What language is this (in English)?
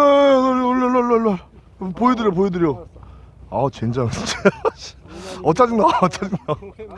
Korean